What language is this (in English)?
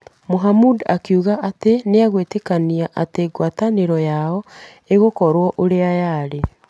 Kikuyu